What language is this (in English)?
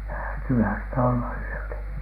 Finnish